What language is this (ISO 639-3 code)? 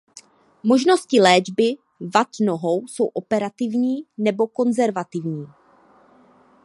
ces